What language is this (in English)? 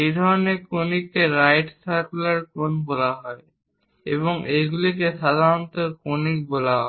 Bangla